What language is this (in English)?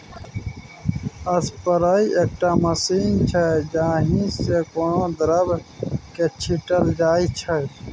Maithili